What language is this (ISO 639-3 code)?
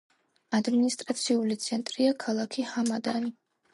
kat